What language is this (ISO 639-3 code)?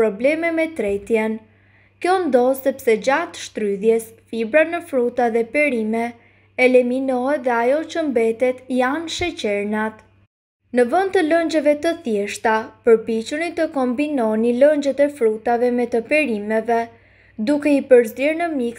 ron